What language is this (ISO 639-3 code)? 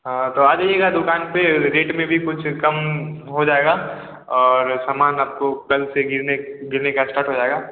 hin